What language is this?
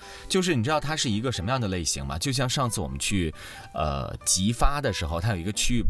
Chinese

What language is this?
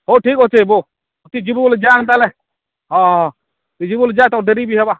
Odia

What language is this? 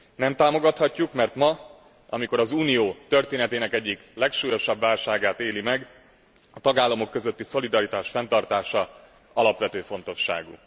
Hungarian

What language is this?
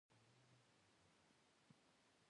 Pashto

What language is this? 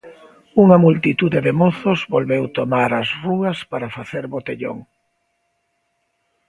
Galician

